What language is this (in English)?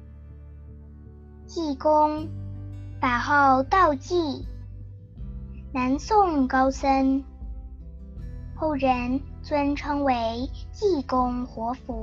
Chinese